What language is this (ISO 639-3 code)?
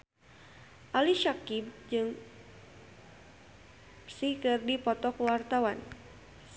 sun